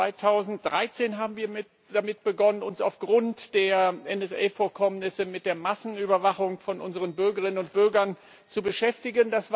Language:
German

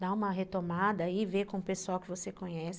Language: Portuguese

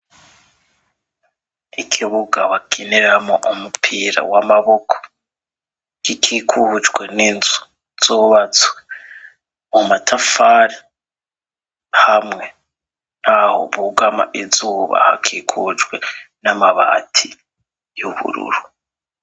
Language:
Rundi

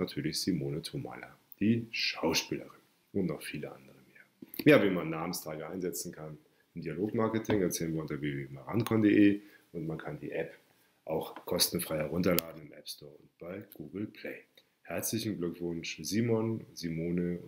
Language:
German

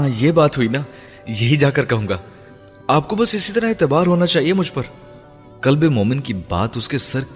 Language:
Urdu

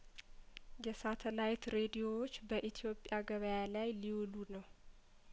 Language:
Amharic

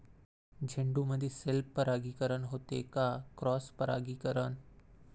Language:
Marathi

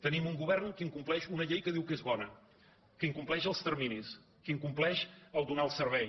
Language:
Catalan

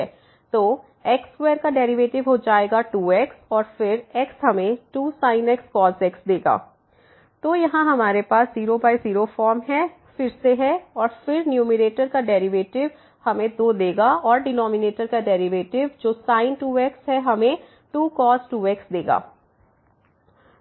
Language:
Hindi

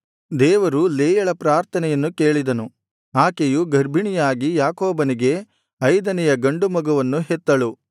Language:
Kannada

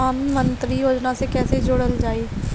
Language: Bhojpuri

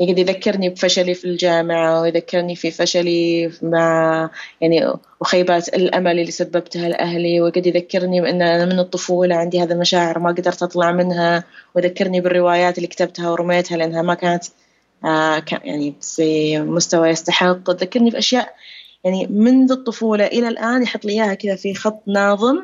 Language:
Arabic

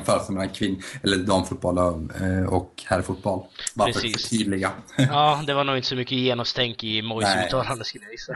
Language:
Swedish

